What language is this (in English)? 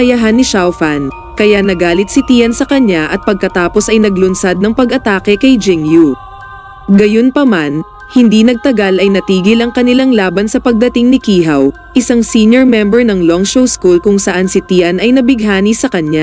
Filipino